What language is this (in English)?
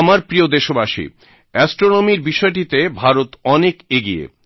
Bangla